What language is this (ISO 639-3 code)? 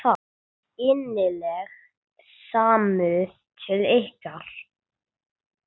isl